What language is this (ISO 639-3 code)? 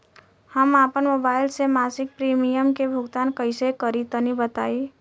bho